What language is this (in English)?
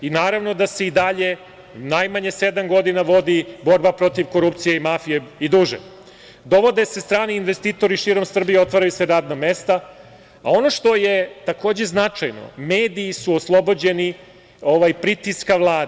Serbian